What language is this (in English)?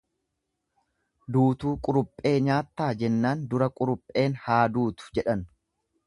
Oromo